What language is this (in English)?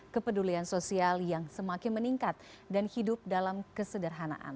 Indonesian